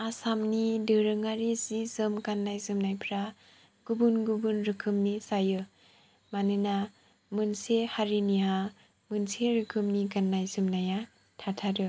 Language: Bodo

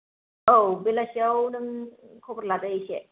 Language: Bodo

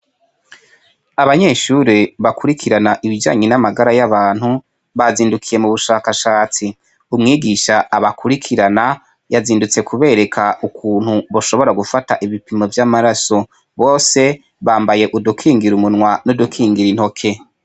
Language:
Rundi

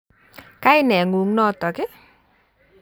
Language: Kalenjin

